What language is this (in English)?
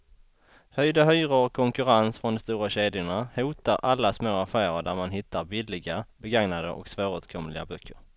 Swedish